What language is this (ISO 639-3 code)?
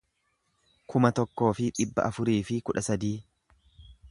orm